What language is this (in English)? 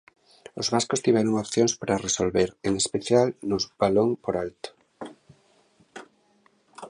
Galician